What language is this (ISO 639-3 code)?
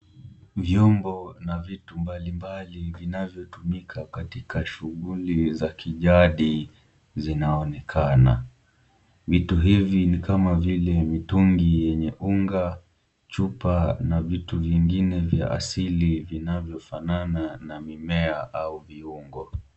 swa